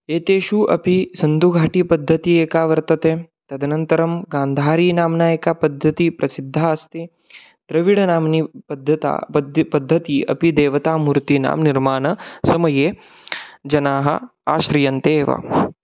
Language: Sanskrit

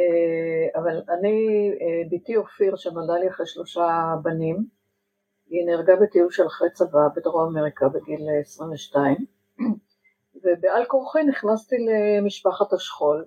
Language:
Hebrew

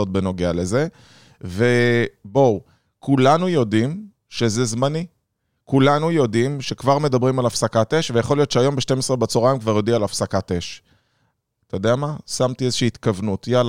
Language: Hebrew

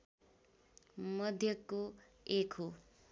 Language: Nepali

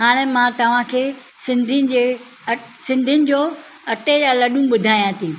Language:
Sindhi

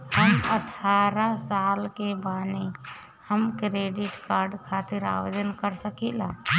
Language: Bhojpuri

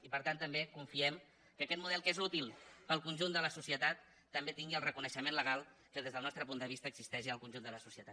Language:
Catalan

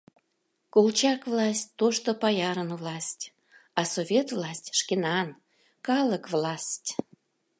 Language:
Mari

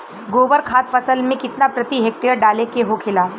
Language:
Bhojpuri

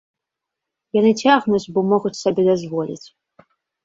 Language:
Belarusian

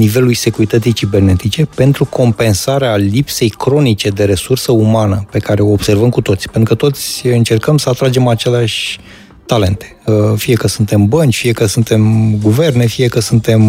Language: Romanian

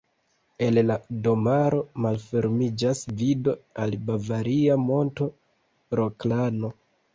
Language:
Esperanto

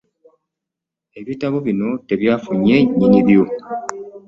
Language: Ganda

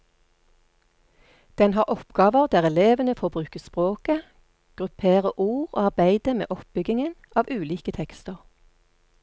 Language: Norwegian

